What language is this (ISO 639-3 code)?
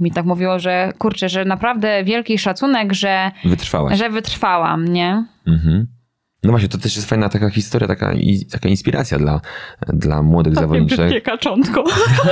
pol